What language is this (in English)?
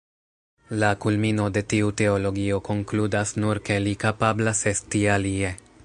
Esperanto